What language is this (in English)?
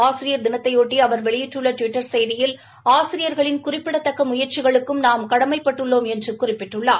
Tamil